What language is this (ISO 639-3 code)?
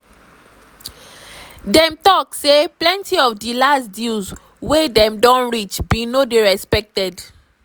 pcm